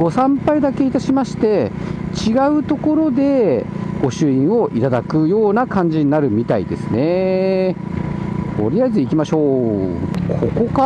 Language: Japanese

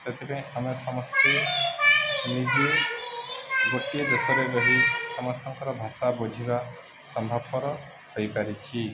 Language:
Odia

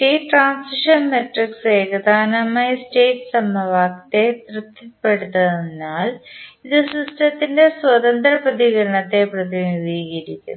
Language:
Malayalam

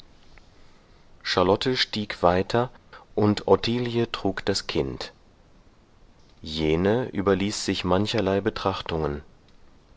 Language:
German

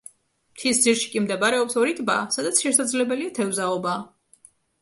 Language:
Georgian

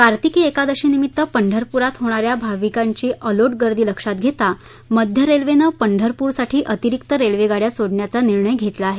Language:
Marathi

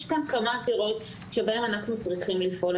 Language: Hebrew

